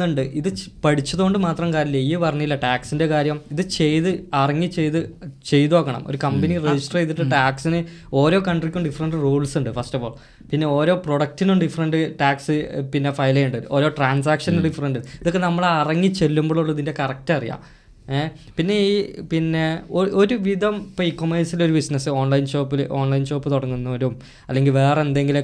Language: Malayalam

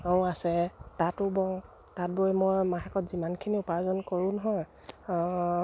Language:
Assamese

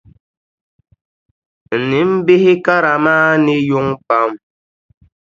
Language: Dagbani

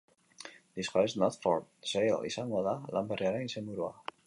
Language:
Basque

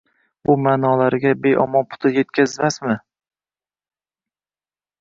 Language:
Uzbek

